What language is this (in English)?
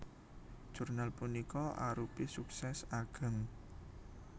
Javanese